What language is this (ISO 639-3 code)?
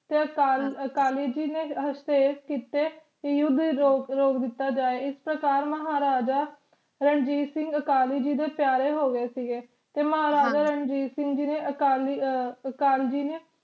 pan